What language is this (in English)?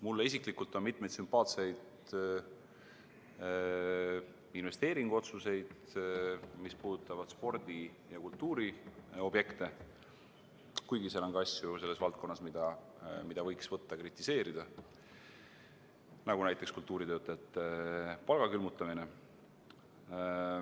Estonian